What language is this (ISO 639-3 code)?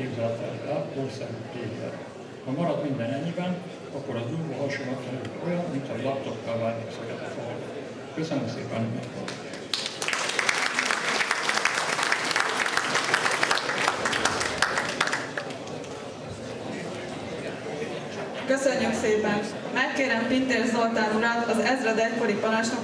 hun